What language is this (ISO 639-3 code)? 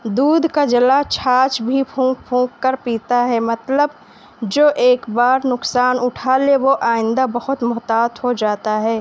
urd